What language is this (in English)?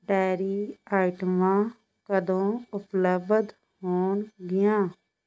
Punjabi